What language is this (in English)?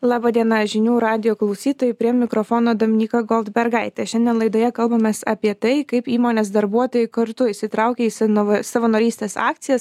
Lithuanian